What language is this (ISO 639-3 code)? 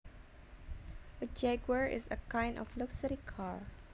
jav